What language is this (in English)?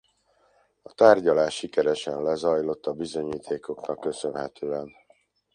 Hungarian